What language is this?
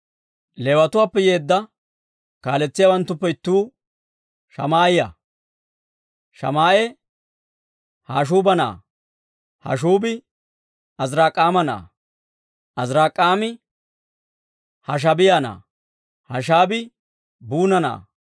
Dawro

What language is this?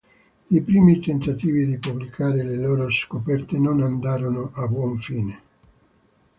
Italian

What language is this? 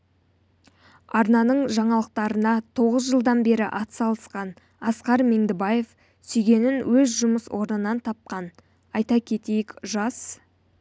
Kazakh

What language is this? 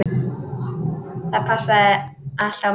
Icelandic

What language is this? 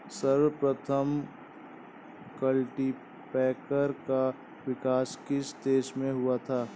Hindi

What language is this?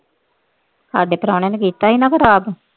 Punjabi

